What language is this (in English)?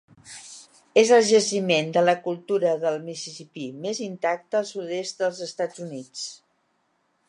Catalan